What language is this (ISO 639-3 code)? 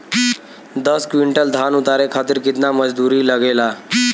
bho